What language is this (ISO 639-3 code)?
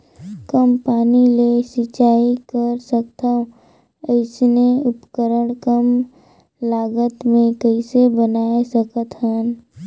hne